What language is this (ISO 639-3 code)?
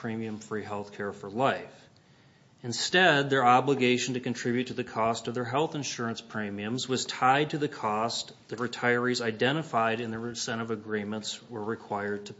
eng